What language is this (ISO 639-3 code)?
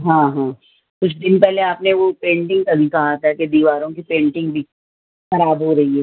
urd